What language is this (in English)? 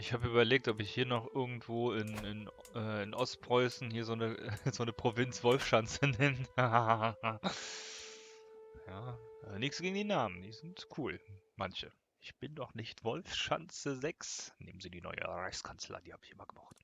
German